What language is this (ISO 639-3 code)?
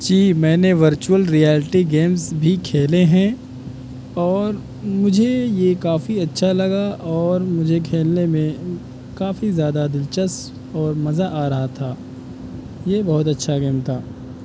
urd